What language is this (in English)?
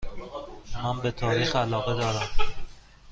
Persian